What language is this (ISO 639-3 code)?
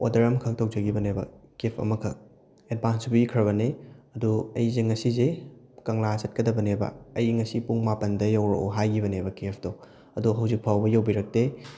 mni